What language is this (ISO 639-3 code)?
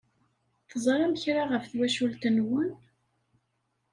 kab